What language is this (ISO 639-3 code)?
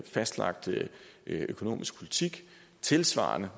dan